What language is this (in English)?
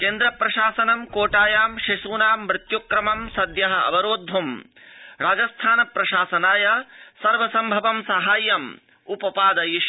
Sanskrit